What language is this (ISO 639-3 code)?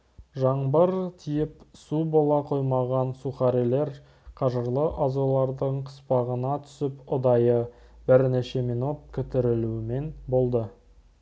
kaz